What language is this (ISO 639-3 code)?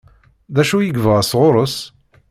kab